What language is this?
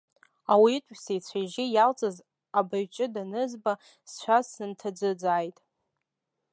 Abkhazian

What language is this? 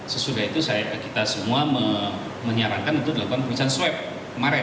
Indonesian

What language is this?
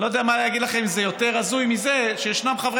Hebrew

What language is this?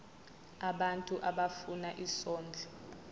Zulu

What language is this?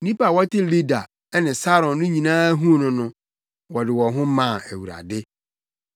Akan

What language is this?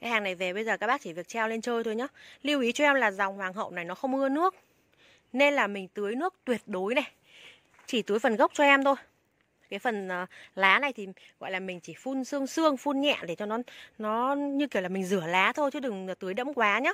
Vietnamese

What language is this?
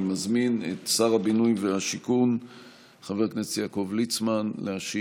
Hebrew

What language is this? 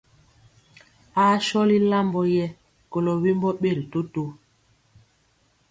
Mpiemo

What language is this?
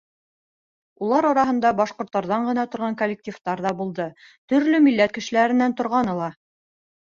Bashkir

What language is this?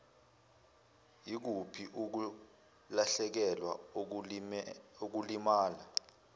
Zulu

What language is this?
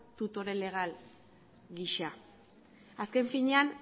Basque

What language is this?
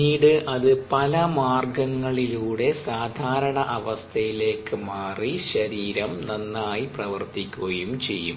Malayalam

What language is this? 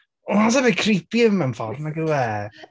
Welsh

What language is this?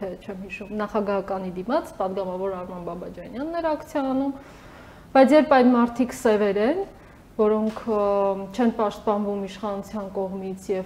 Russian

